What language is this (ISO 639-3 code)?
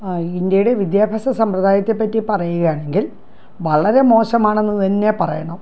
mal